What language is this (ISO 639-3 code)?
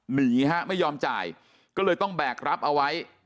tha